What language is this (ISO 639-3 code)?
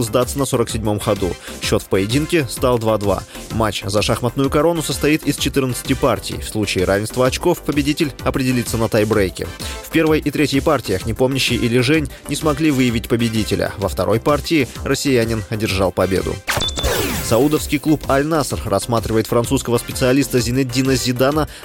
rus